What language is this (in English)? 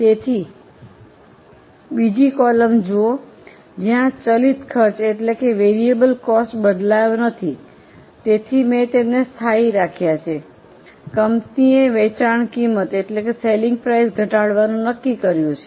Gujarati